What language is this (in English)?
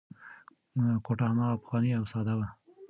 Pashto